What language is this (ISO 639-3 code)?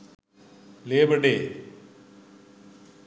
sin